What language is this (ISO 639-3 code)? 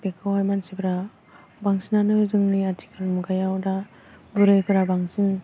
brx